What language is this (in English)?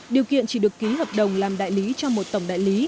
Vietnamese